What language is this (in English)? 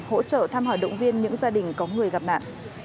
Vietnamese